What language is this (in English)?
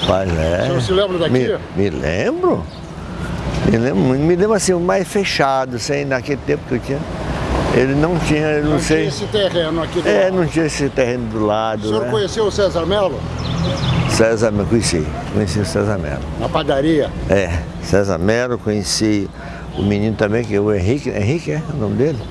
Portuguese